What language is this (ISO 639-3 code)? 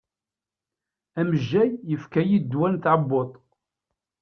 kab